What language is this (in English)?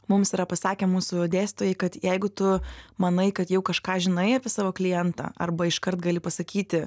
Lithuanian